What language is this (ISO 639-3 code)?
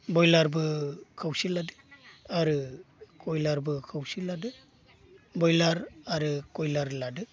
brx